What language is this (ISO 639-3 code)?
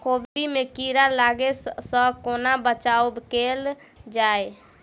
mai